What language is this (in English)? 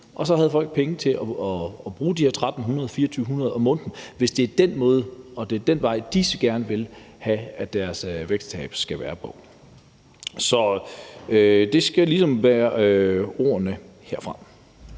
Danish